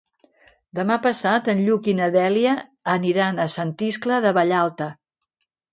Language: Catalan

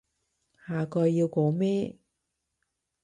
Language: Cantonese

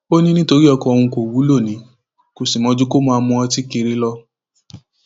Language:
Yoruba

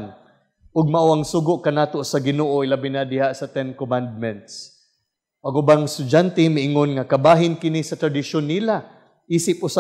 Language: Filipino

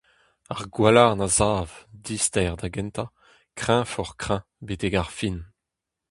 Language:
Breton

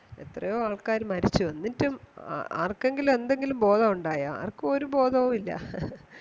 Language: Malayalam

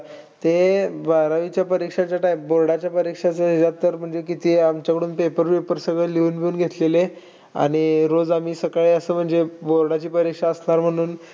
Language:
Marathi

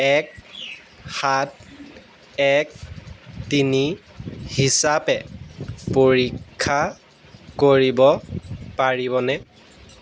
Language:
Assamese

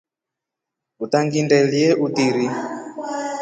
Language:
Rombo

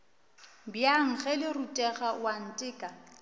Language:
Northern Sotho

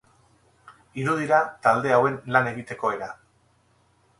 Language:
Basque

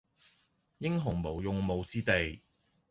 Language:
Cantonese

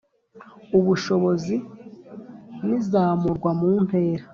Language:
Kinyarwanda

